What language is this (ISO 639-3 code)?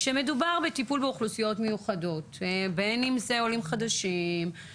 heb